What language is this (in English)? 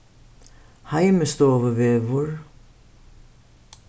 Faroese